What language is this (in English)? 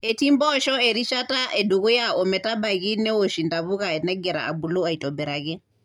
Masai